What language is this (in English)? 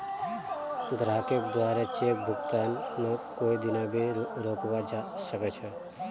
Magahi